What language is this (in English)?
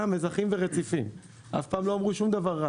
Hebrew